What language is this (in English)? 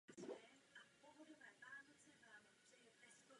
Czech